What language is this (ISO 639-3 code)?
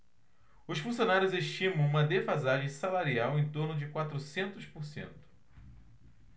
por